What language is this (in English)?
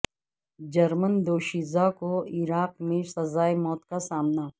Urdu